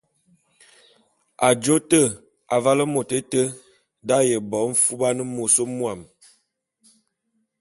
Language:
Bulu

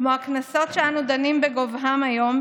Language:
Hebrew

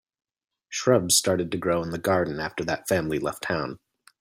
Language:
English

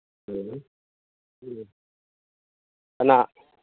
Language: Manipuri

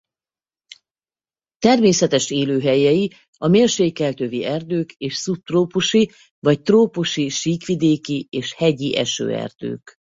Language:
Hungarian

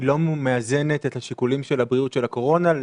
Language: Hebrew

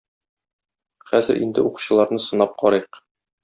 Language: Tatar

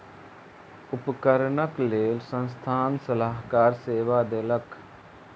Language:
Maithili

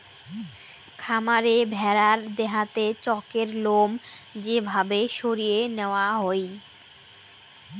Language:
Bangla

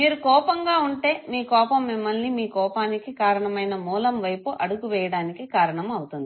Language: Telugu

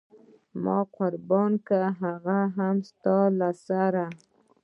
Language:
Pashto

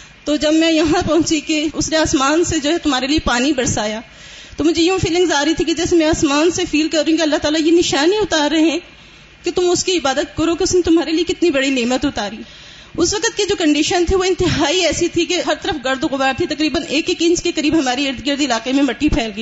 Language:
Urdu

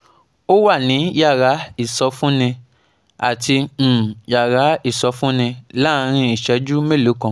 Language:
Yoruba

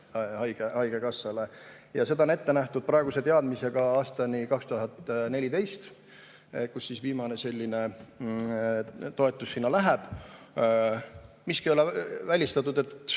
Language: Estonian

